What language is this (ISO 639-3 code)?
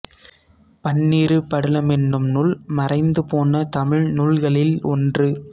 tam